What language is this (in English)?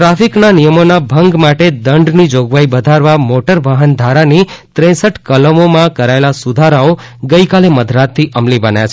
Gujarati